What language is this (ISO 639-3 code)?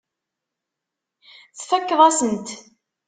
kab